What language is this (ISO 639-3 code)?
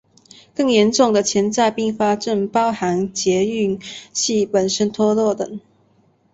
zho